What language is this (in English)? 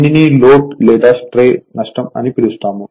Telugu